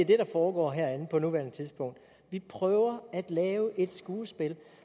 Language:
Danish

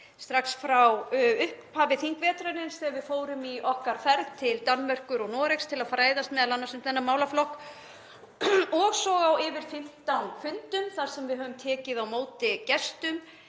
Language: Icelandic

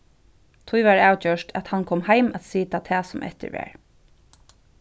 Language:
Faroese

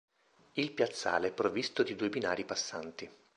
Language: Italian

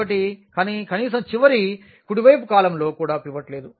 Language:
Telugu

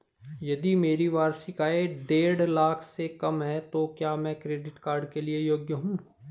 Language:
Hindi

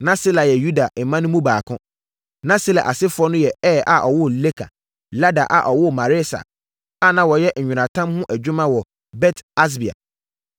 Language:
Akan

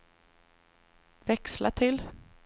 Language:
Swedish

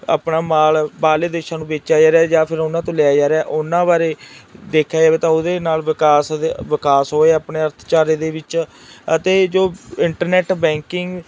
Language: Punjabi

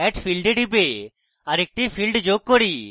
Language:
Bangla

